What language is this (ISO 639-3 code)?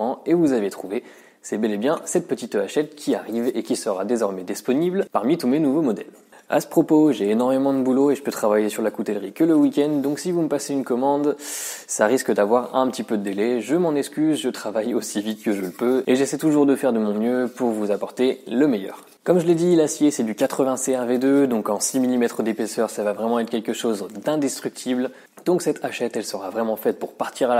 fra